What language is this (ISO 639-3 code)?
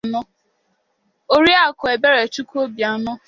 ibo